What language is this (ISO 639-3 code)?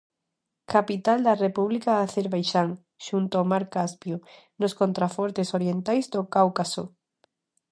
glg